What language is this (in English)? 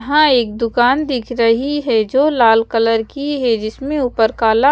Hindi